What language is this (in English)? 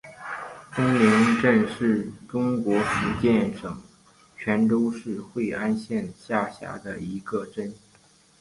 Chinese